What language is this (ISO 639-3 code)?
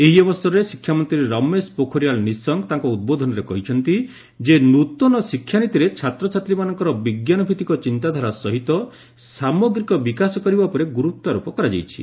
ori